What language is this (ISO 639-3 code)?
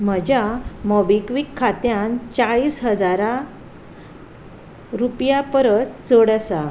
kok